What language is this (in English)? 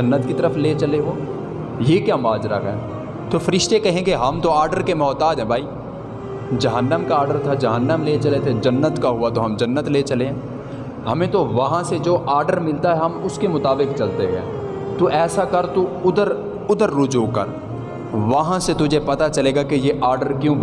Urdu